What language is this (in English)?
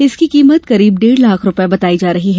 Hindi